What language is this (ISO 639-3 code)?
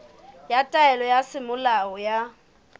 sot